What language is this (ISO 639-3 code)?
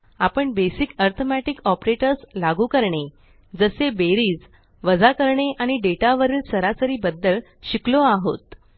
mar